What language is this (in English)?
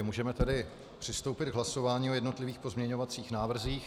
Czech